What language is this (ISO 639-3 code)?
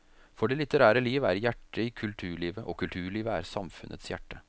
nor